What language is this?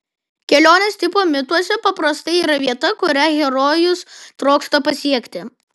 Lithuanian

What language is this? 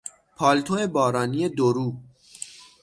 Persian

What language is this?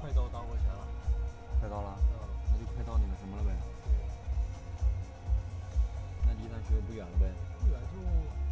Chinese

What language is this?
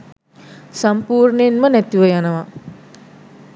Sinhala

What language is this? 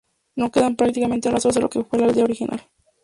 Spanish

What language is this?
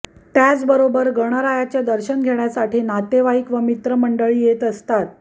Marathi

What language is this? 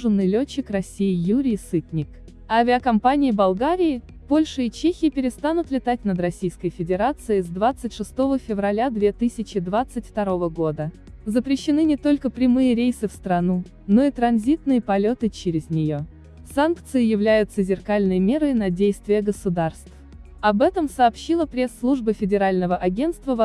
Russian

